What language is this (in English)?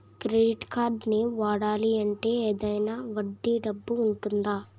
Telugu